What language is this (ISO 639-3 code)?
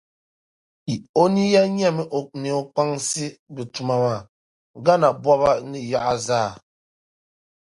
dag